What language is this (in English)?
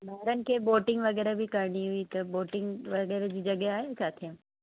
Sindhi